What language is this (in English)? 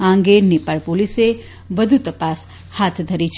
Gujarati